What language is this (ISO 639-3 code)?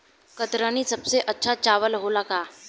bho